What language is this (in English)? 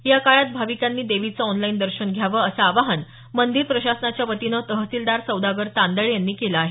Marathi